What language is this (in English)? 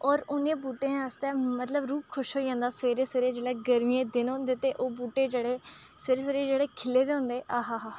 Dogri